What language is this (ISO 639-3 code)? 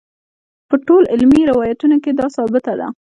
pus